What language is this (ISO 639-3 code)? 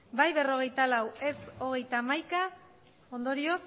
eus